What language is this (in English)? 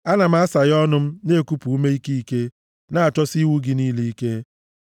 Igbo